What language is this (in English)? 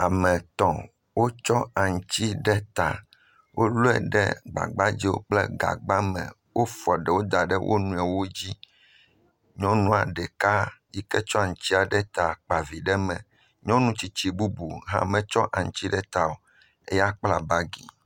Ewe